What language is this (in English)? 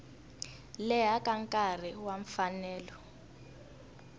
Tsonga